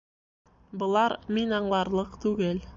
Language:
Bashkir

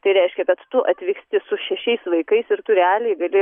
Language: Lithuanian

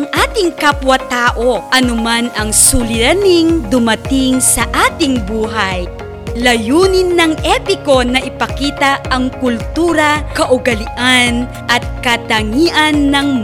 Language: Filipino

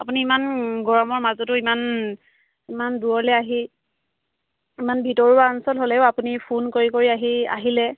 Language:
Assamese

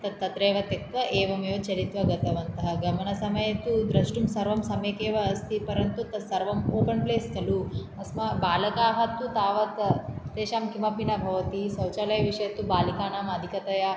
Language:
Sanskrit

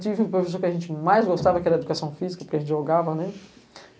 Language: Portuguese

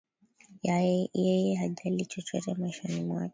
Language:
Swahili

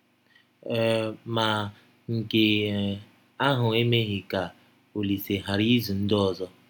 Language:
Igbo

